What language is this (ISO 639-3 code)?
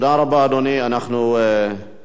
heb